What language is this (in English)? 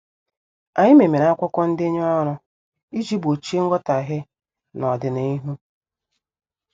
Igbo